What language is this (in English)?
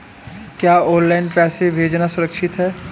Hindi